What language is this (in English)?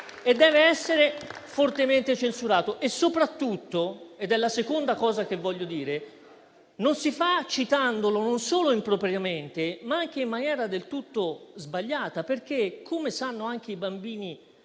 Italian